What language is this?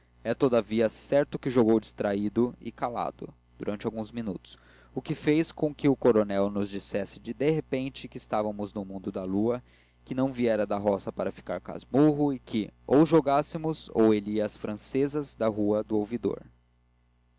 Portuguese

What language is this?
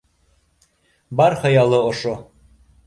Bashkir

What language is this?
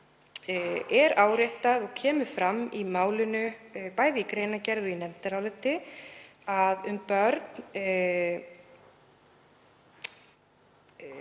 Icelandic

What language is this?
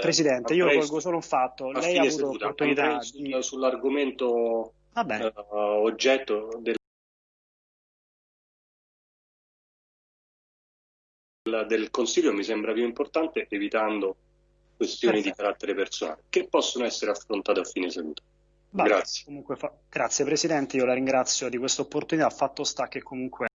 Italian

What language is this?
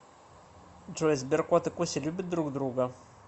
Russian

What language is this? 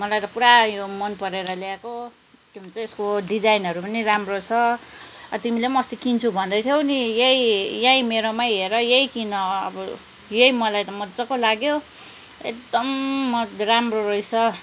Nepali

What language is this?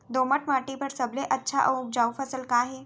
Chhattisgarhi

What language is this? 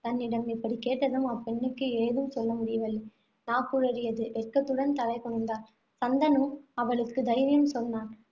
Tamil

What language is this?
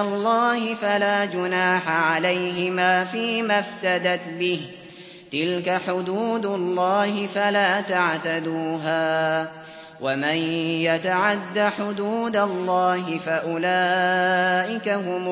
Arabic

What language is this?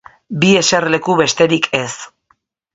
Basque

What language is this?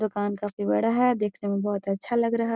Magahi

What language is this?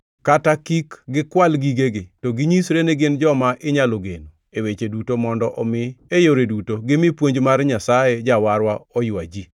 Luo (Kenya and Tanzania)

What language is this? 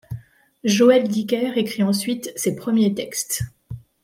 French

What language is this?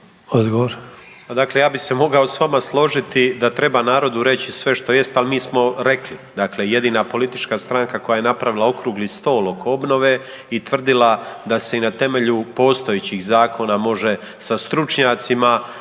Croatian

